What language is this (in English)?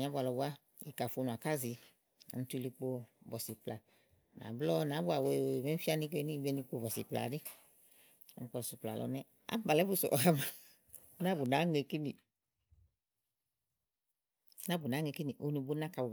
Igo